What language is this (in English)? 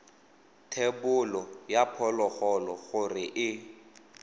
Tswana